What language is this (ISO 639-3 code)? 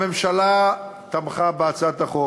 heb